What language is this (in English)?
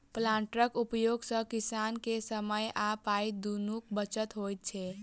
Maithili